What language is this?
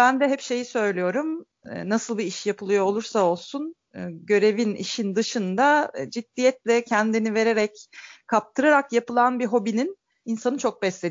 Turkish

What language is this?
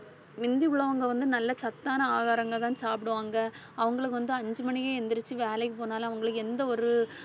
Tamil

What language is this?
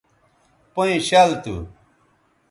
Bateri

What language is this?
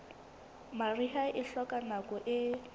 Southern Sotho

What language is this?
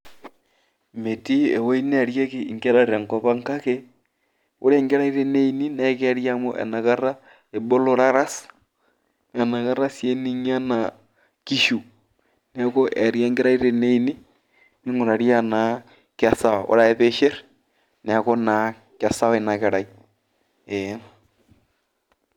Masai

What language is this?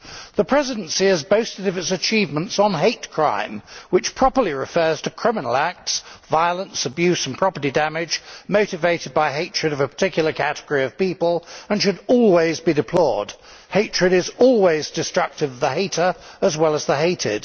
English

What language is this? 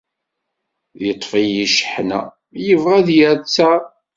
Kabyle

